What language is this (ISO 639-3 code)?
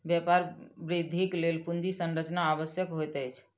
mai